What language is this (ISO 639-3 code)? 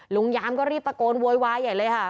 tha